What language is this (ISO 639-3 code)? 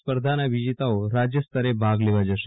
guj